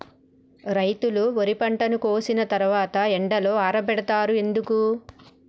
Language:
Telugu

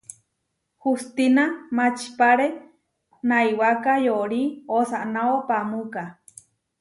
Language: Huarijio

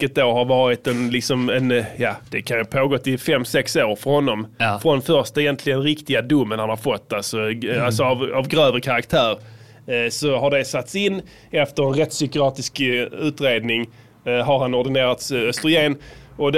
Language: Swedish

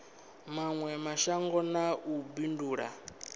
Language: Venda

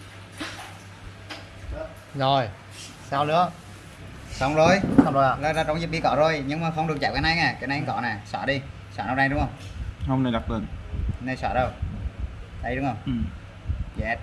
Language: Vietnamese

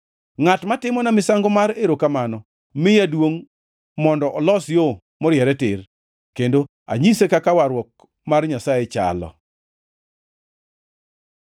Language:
Luo (Kenya and Tanzania)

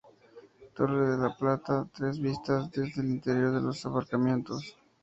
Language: Spanish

